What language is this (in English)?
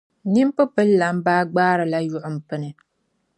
Dagbani